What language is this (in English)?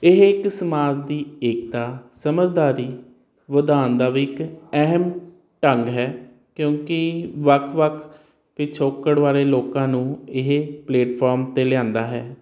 Punjabi